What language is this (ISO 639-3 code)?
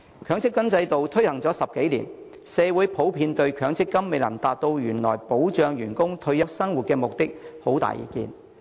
yue